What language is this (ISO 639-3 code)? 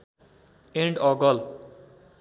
nep